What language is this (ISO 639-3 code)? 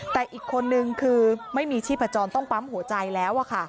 tha